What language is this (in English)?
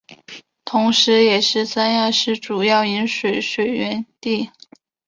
Chinese